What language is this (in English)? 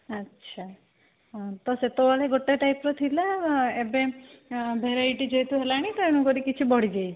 Odia